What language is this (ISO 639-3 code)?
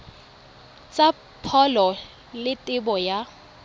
tsn